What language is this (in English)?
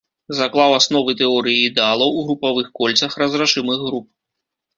Belarusian